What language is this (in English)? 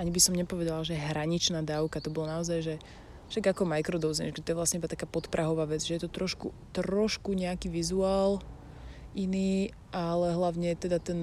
Slovak